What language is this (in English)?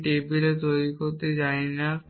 Bangla